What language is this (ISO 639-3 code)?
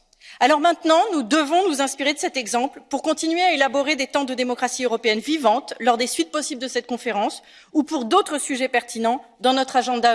fra